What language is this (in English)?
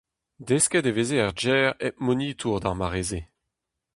Breton